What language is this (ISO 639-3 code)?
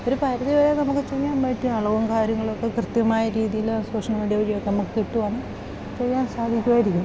mal